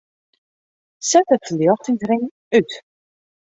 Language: Western Frisian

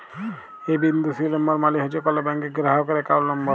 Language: Bangla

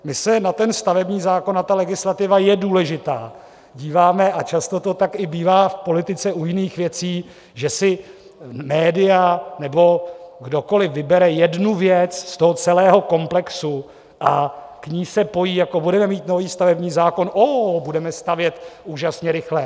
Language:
Czech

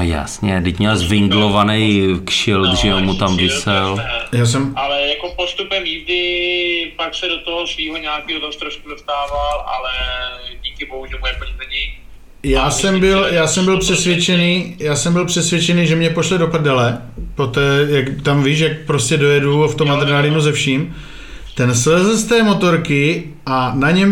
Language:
Czech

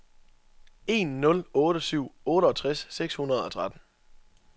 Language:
Danish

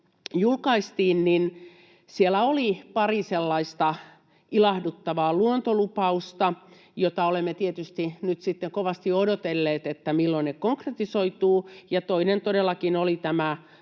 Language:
Finnish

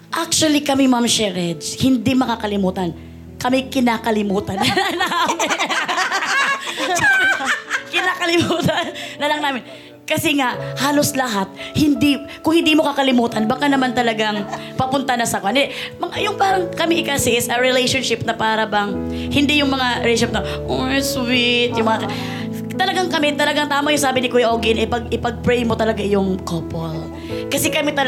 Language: Filipino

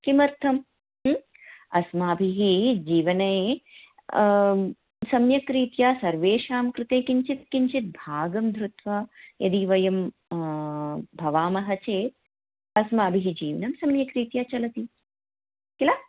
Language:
Sanskrit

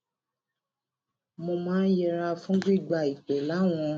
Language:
Yoruba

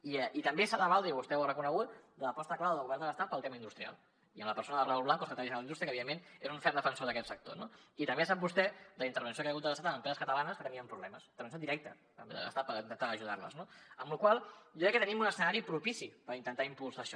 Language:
Catalan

